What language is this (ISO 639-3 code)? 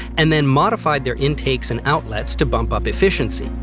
eng